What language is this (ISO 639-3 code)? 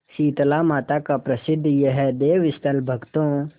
hin